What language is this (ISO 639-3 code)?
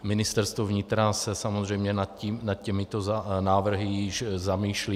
ces